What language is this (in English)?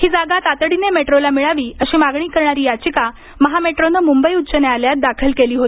Marathi